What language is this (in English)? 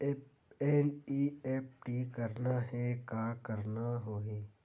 Chhattisgarhi